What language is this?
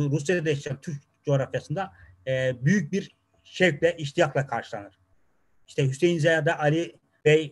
Turkish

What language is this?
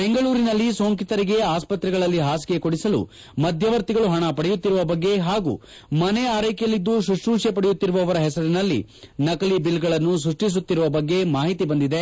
Kannada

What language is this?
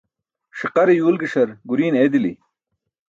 Burushaski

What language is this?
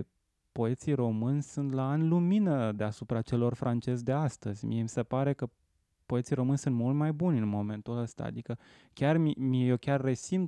Romanian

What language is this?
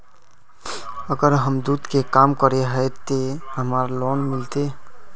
Magahi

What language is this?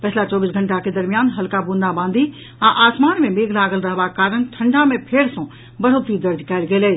Maithili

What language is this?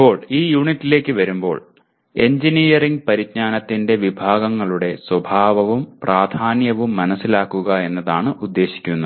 Malayalam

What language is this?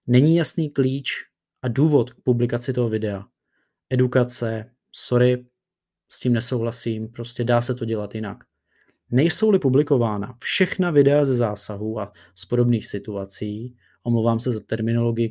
Czech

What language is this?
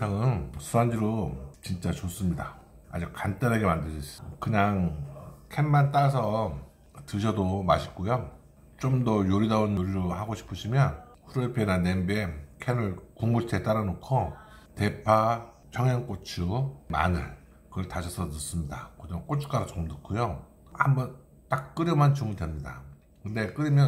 Korean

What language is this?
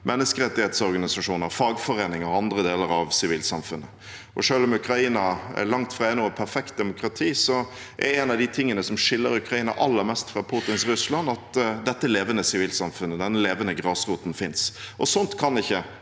Norwegian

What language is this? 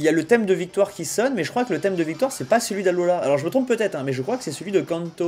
French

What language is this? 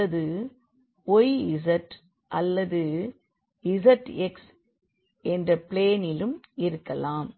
Tamil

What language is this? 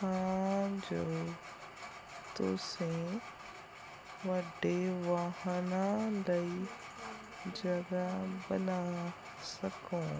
Punjabi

